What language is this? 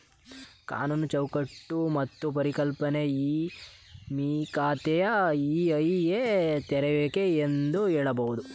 Kannada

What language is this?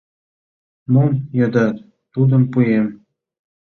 Mari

